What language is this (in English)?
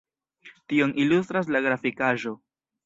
Esperanto